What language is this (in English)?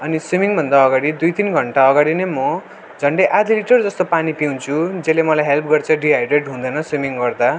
Nepali